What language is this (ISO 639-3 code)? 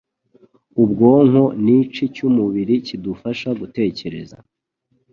kin